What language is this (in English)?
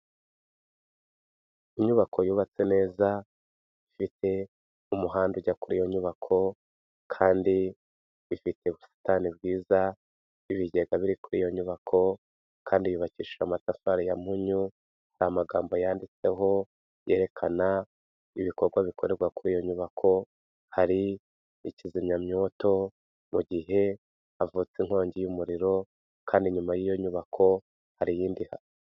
Kinyarwanda